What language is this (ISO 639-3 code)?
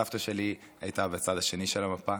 heb